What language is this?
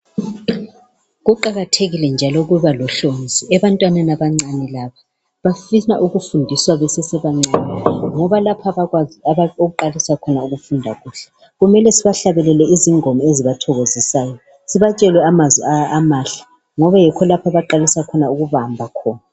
North Ndebele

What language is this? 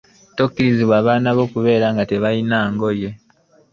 Ganda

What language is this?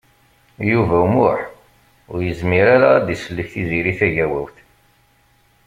Kabyle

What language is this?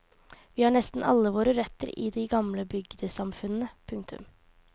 Norwegian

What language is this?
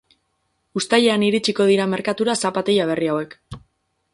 Basque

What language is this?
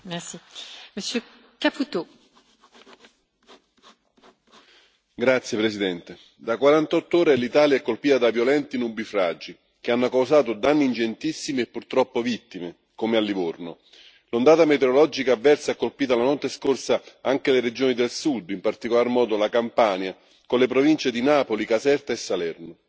Italian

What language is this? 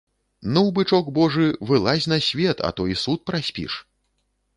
Belarusian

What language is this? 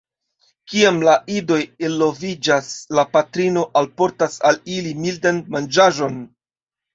Esperanto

